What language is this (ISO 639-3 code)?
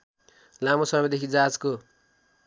nep